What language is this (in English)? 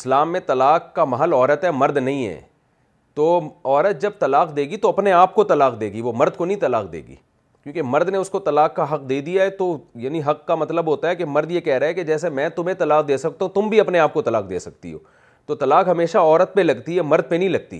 Urdu